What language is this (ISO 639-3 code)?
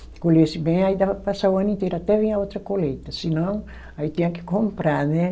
por